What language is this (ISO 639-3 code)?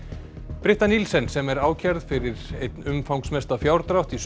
isl